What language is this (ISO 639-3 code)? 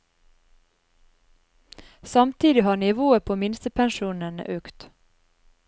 nor